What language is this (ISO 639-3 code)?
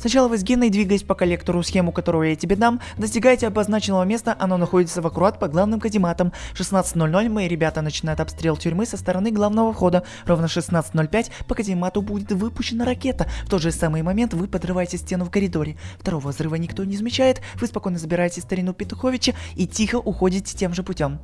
rus